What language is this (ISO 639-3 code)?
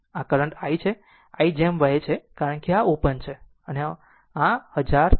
guj